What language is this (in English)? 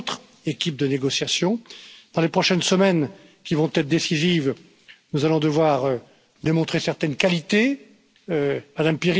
English